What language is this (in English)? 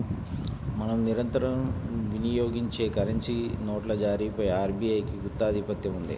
Telugu